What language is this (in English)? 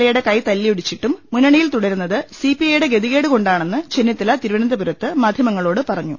Malayalam